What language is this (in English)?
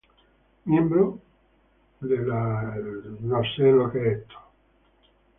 Spanish